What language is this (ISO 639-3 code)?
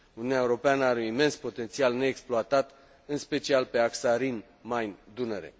ron